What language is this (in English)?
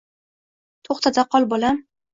Uzbek